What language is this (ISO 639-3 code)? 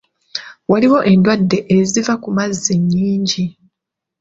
lug